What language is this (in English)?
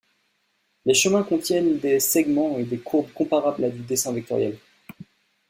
French